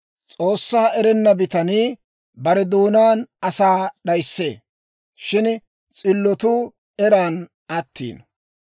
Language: Dawro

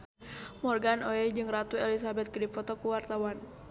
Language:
Sundanese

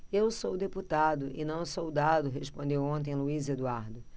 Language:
Portuguese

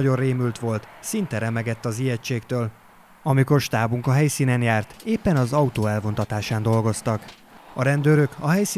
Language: Hungarian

